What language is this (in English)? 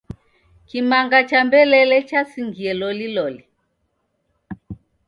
Taita